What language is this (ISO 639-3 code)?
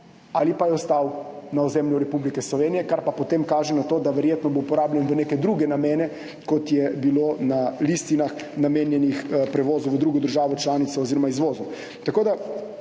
slv